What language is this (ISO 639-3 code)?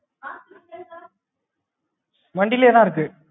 tam